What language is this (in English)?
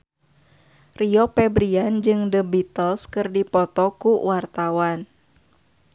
Sundanese